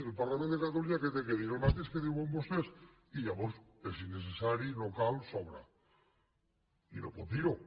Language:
Catalan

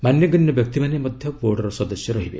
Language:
Odia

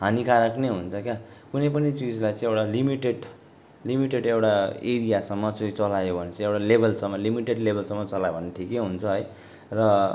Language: Nepali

